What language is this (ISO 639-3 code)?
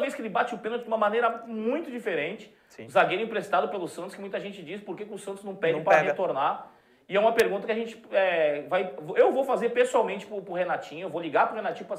por